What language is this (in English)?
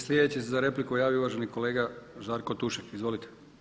Croatian